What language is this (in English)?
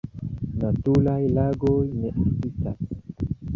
Esperanto